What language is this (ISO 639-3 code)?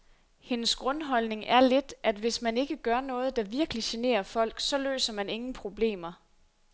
dan